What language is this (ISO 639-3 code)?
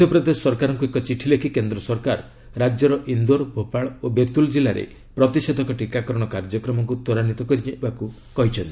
ori